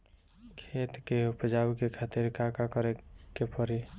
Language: Bhojpuri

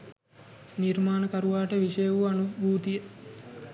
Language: Sinhala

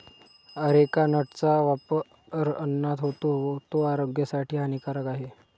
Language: Marathi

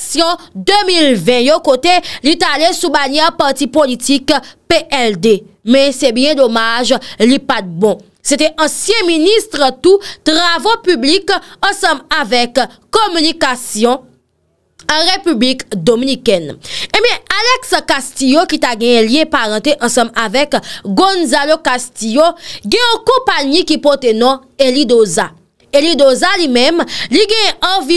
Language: French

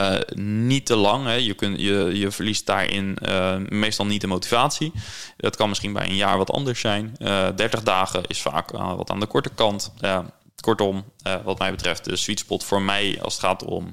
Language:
Dutch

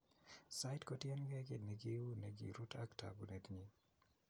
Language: Kalenjin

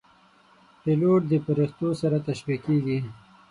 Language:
Pashto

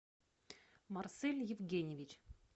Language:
Russian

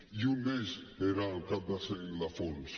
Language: Catalan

